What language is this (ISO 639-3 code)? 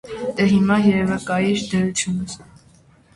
hye